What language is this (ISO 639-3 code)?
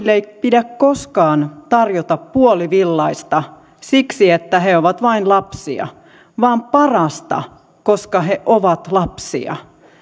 fin